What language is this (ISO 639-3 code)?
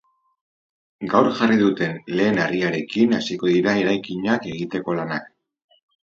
eus